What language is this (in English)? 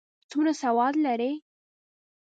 Pashto